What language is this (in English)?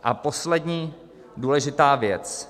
Czech